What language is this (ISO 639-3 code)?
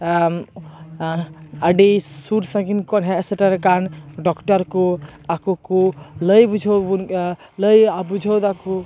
sat